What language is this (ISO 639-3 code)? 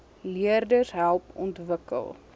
afr